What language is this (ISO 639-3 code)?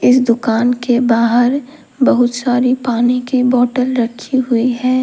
hin